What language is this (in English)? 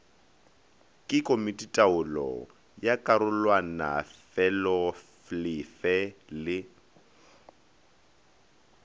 Northern Sotho